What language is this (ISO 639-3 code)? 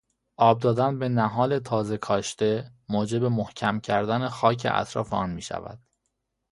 fas